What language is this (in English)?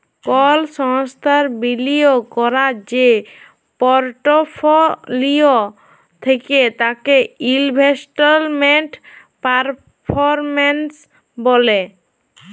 Bangla